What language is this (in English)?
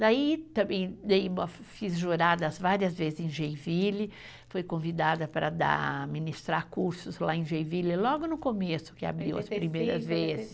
Portuguese